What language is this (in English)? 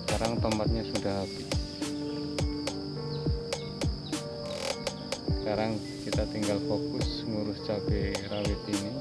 Indonesian